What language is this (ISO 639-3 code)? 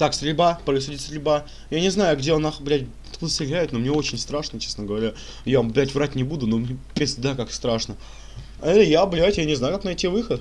rus